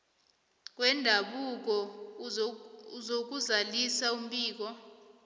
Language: South Ndebele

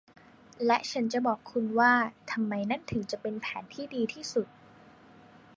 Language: Thai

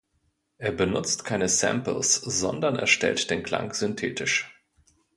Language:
German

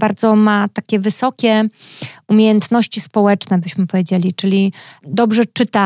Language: Polish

